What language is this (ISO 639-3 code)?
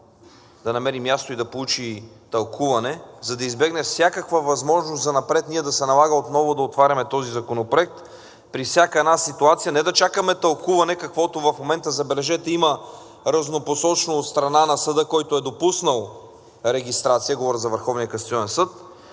bul